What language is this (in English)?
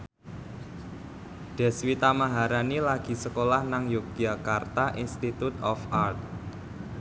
Javanese